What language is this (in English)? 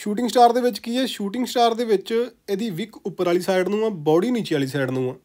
Hindi